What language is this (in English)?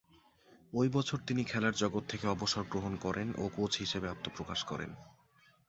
Bangla